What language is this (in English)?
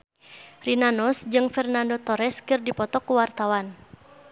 Sundanese